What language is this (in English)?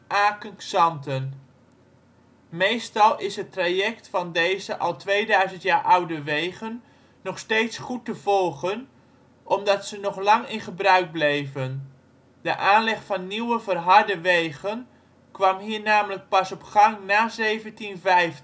Dutch